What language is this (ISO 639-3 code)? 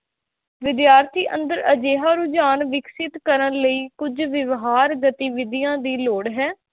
pan